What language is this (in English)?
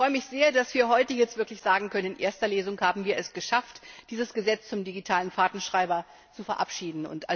German